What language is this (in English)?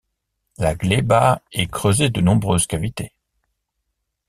French